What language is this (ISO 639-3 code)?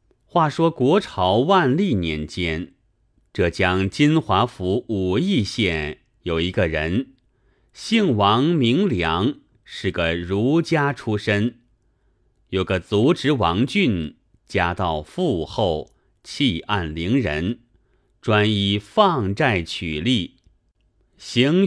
zho